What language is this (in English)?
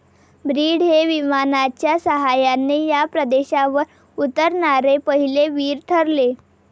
Marathi